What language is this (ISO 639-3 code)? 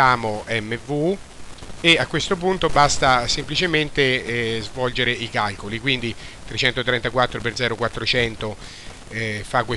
ita